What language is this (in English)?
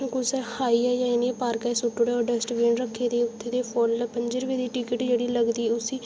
Dogri